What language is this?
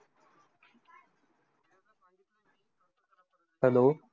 Marathi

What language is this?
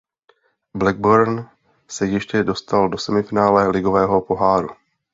Czech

